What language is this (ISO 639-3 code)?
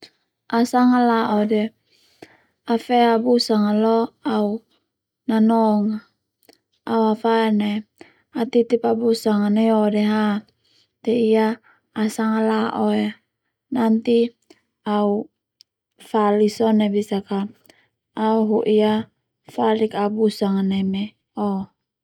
twu